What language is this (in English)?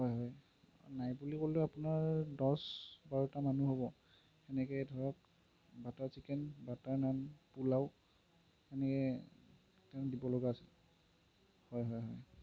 Assamese